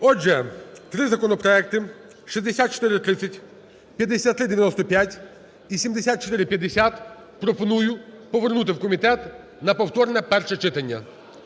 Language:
Ukrainian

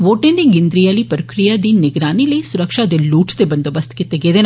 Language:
Dogri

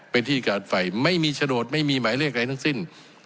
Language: Thai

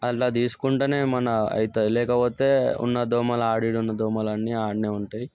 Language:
Telugu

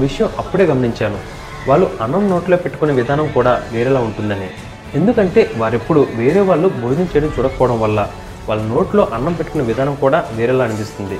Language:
Telugu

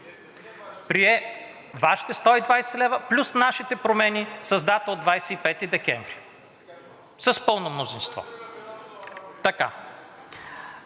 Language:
Bulgarian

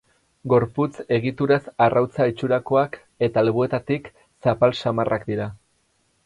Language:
Basque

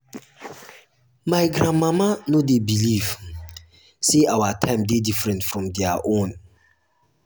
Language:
Nigerian Pidgin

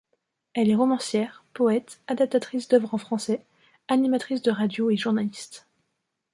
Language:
French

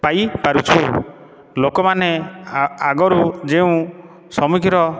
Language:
Odia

